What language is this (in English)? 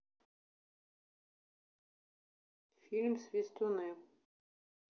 Russian